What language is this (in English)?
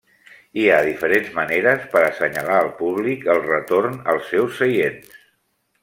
Catalan